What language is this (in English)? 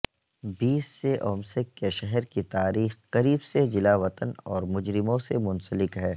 Urdu